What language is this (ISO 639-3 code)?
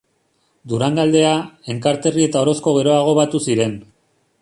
eus